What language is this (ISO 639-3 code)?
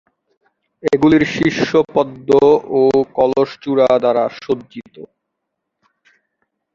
ben